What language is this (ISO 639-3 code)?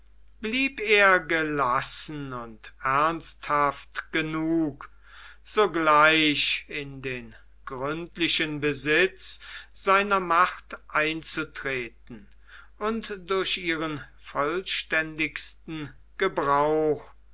deu